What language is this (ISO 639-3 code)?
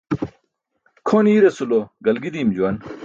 bsk